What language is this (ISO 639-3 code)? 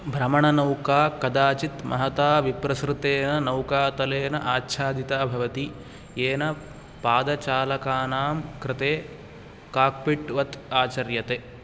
san